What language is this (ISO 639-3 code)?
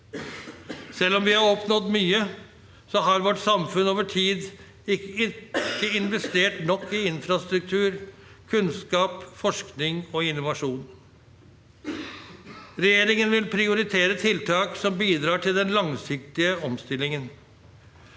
nor